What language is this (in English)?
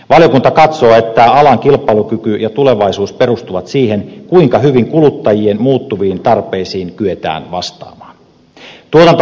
Finnish